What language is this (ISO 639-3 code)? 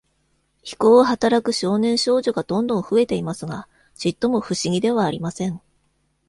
jpn